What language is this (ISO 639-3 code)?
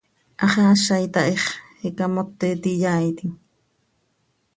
sei